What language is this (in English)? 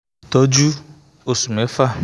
Yoruba